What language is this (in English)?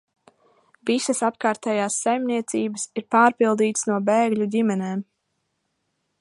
Latvian